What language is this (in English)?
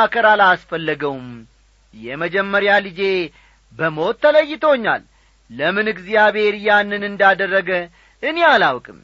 Amharic